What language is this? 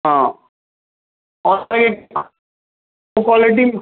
Urdu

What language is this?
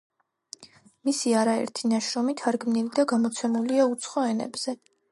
Georgian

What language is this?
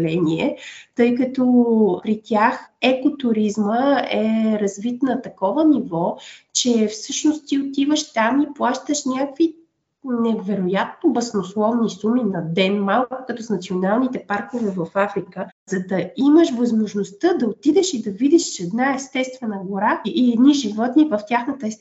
Bulgarian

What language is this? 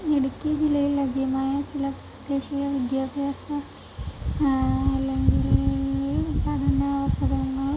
Malayalam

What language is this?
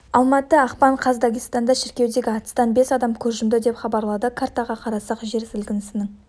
Kazakh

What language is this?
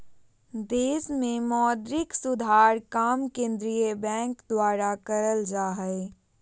Magahi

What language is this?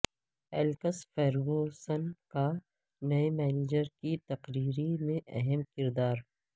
Urdu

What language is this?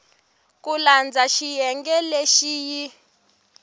Tsonga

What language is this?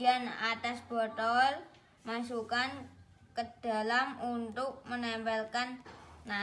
Indonesian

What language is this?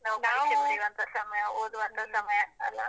Kannada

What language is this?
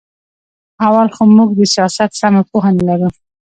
Pashto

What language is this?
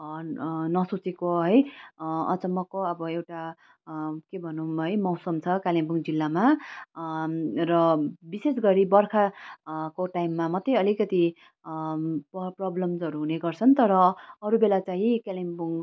Nepali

